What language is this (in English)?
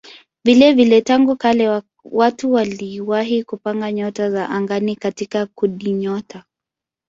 Swahili